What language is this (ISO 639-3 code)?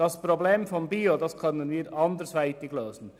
gsw